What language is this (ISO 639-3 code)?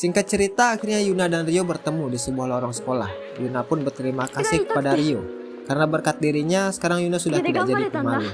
ind